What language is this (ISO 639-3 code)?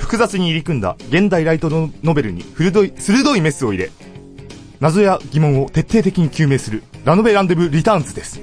jpn